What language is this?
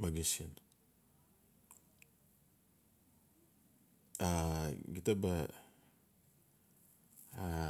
Notsi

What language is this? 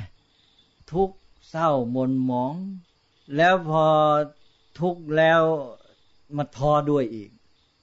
Thai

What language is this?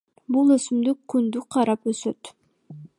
Kyrgyz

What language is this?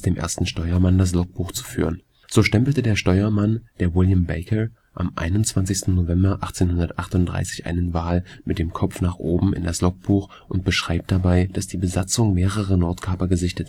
German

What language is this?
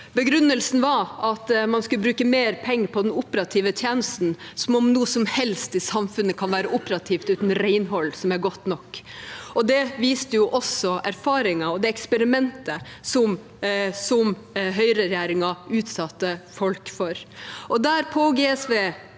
Norwegian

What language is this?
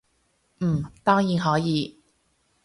Cantonese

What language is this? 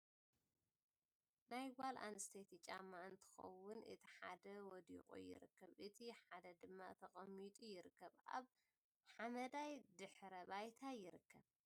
Tigrinya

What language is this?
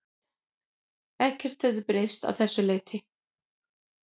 Icelandic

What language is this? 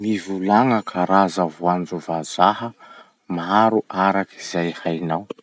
Masikoro Malagasy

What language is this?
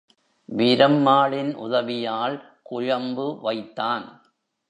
Tamil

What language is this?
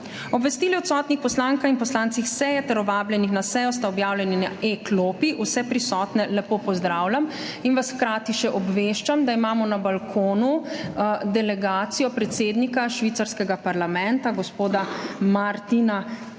Slovenian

